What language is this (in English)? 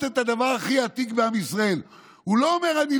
Hebrew